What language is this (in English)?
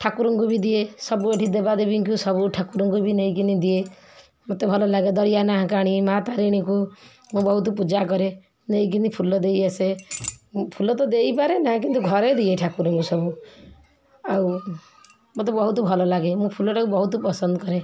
Odia